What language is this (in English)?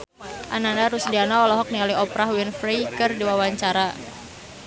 Sundanese